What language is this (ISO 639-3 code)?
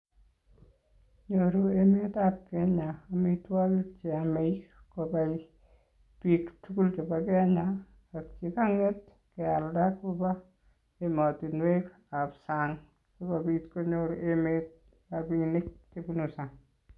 kln